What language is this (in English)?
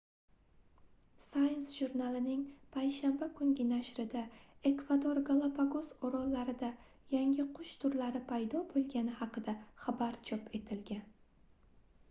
Uzbek